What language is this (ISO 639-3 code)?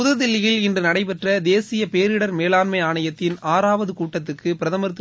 tam